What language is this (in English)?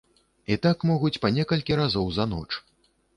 Belarusian